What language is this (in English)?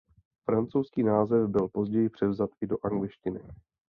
Czech